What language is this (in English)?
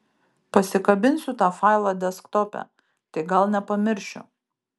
Lithuanian